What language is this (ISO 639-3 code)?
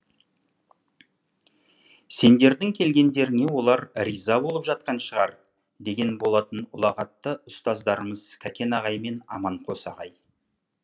kaz